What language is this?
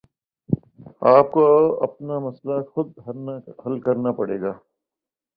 Urdu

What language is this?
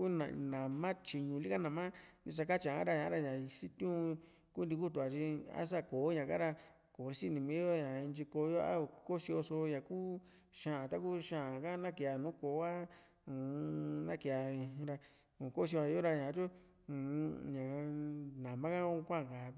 Juxtlahuaca Mixtec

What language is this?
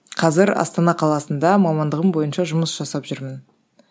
Kazakh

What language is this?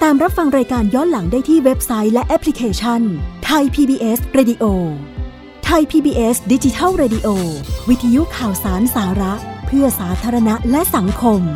Thai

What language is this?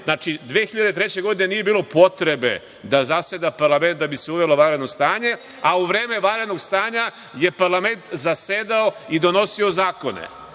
Serbian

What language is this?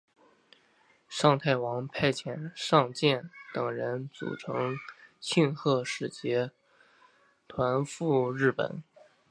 Chinese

